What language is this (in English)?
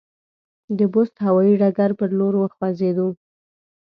Pashto